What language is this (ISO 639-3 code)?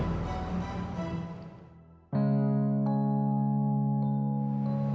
ind